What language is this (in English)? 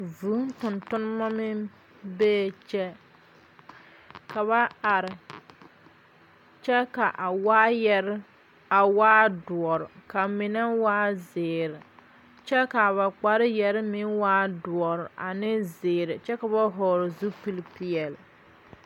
Southern Dagaare